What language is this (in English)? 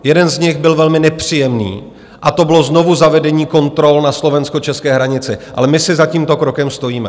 Czech